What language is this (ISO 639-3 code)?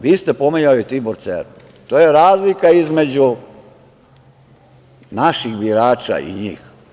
srp